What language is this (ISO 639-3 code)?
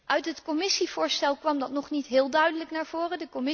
nld